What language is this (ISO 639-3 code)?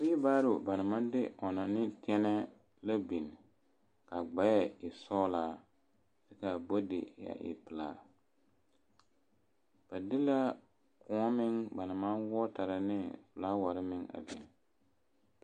dga